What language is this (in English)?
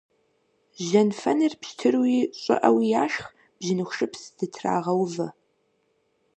Kabardian